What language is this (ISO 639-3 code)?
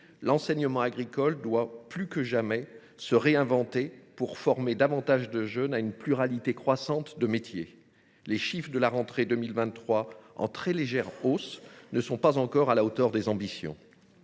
fra